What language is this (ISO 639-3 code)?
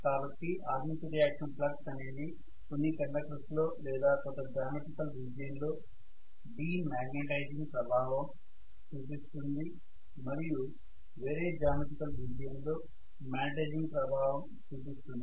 tel